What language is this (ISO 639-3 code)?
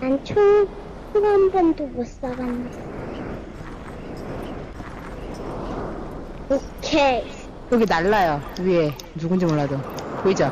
kor